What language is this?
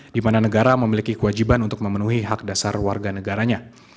Indonesian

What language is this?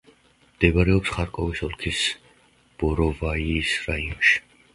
Georgian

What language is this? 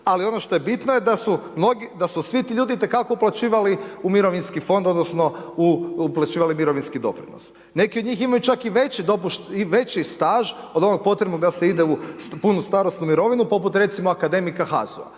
Croatian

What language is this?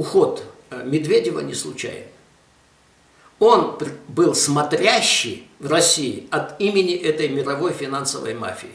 Russian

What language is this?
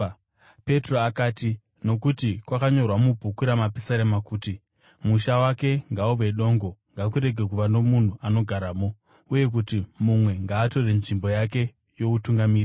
Shona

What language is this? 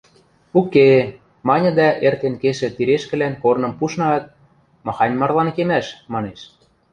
Western Mari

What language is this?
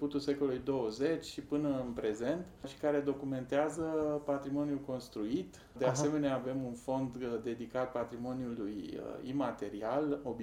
Romanian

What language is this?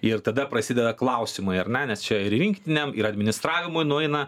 Lithuanian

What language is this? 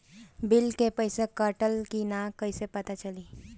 Bhojpuri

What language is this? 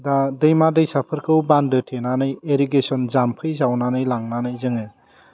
Bodo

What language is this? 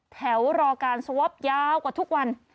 Thai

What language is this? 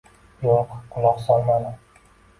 Uzbek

